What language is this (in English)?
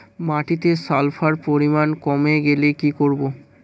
Bangla